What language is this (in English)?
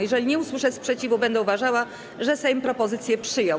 Polish